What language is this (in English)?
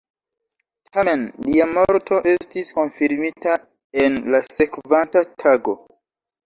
Esperanto